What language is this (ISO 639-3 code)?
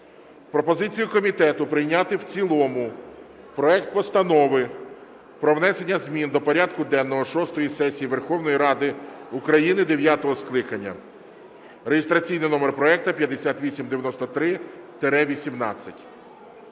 ukr